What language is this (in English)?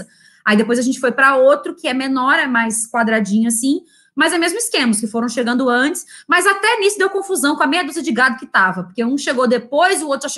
Portuguese